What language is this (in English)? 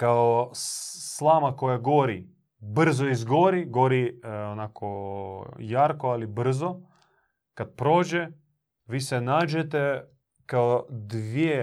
Croatian